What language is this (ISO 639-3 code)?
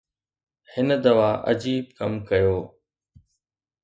snd